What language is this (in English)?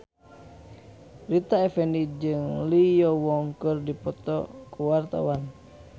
Sundanese